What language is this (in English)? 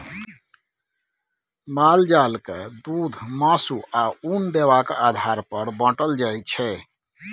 Maithili